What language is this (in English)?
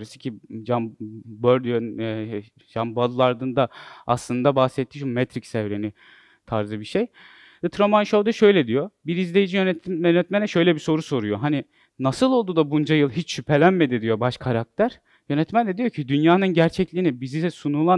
Turkish